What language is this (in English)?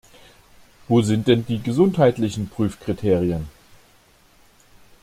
German